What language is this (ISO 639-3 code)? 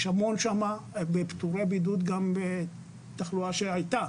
heb